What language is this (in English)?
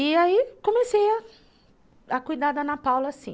Portuguese